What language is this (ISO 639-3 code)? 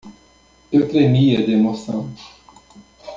por